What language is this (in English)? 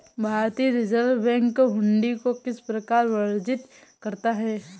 Hindi